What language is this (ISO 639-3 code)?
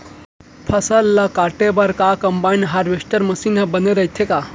hne